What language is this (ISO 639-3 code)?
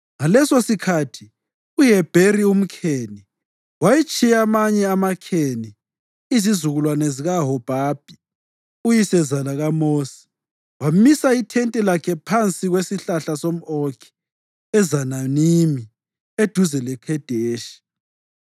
nde